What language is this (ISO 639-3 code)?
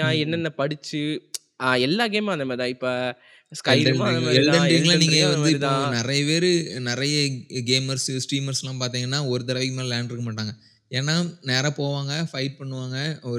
tam